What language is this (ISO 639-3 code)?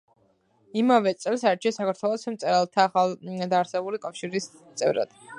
kat